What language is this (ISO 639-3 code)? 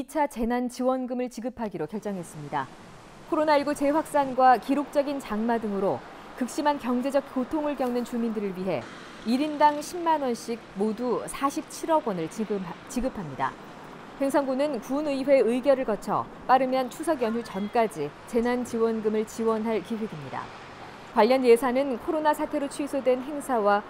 kor